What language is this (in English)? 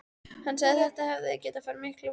Icelandic